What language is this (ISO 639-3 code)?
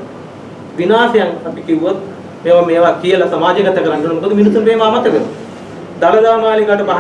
sin